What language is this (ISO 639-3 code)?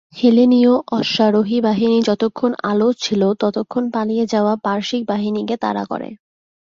ben